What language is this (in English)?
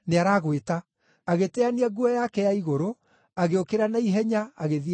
Kikuyu